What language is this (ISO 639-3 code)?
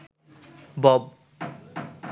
ben